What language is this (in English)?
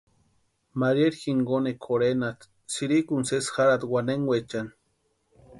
Western Highland Purepecha